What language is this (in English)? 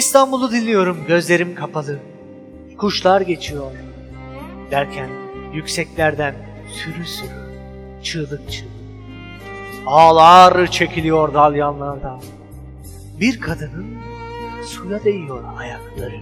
Turkish